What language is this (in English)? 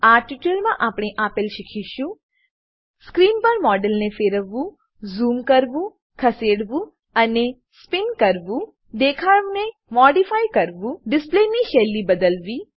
Gujarati